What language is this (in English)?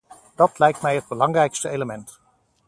Dutch